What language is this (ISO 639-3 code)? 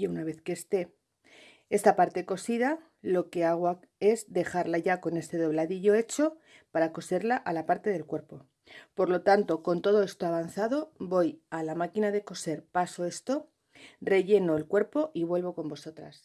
spa